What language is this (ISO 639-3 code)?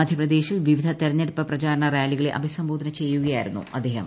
mal